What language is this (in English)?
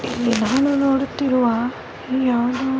Kannada